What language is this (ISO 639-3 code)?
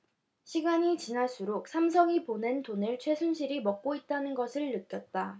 kor